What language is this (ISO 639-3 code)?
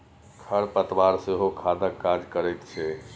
mai